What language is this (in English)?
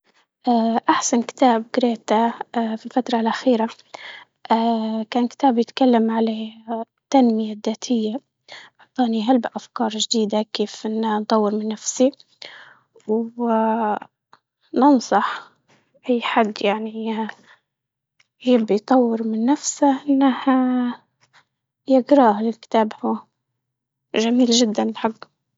Libyan Arabic